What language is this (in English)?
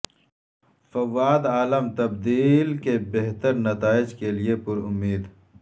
Urdu